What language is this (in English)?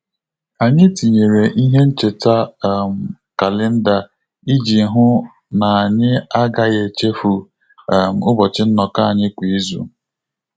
Igbo